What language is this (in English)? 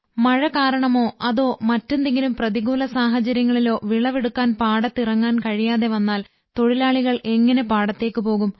Malayalam